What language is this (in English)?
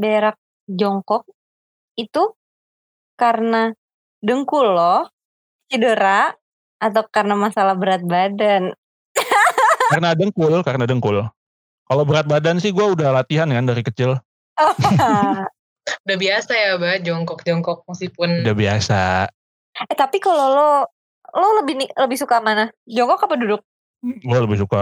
Indonesian